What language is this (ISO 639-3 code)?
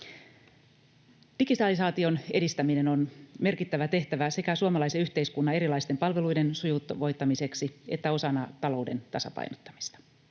fin